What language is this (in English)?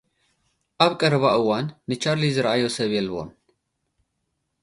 Tigrinya